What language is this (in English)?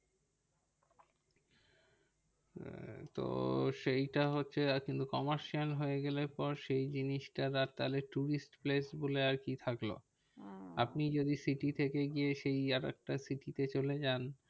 Bangla